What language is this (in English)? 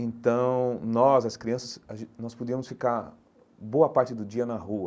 Portuguese